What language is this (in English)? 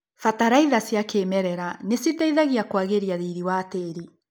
Kikuyu